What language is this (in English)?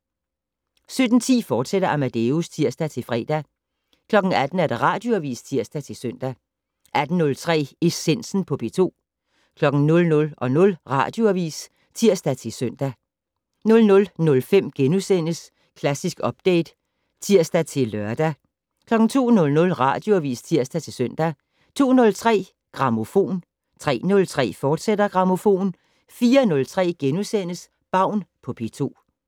Danish